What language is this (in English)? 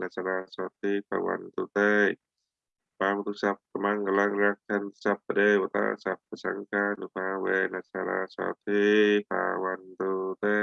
Vietnamese